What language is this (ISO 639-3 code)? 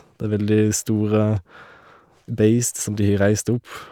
nor